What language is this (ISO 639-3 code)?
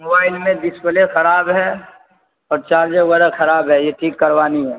urd